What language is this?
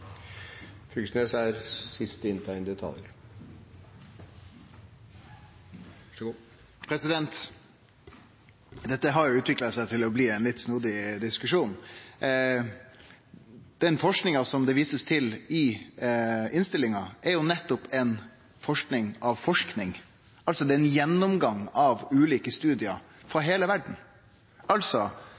Norwegian Nynorsk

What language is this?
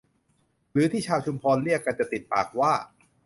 Thai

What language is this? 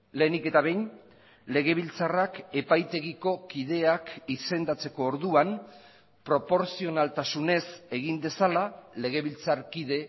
Basque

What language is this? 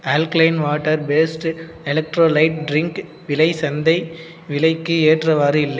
Tamil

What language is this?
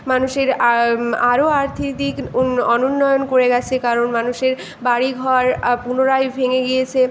Bangla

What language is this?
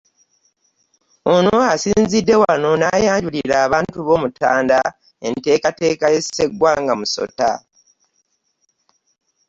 Ganda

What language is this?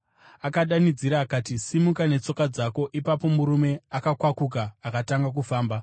Shona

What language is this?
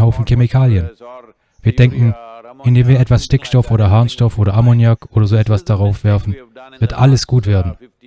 German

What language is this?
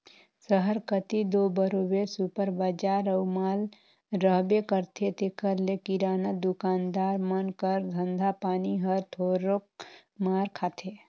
Chhattisgarhi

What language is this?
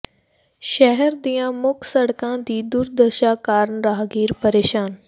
Punjabi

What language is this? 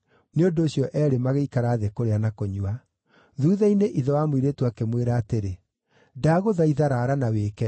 Kikuyu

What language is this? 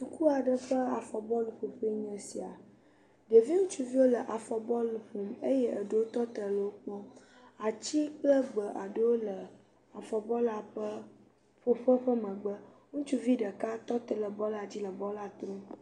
Ewe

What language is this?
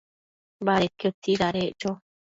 Matsés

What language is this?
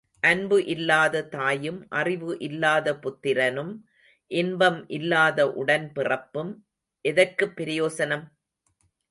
Tamil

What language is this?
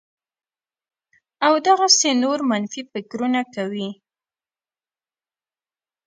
Pashto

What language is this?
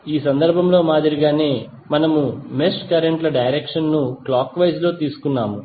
Telugu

